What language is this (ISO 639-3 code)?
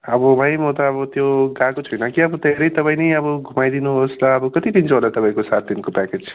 nep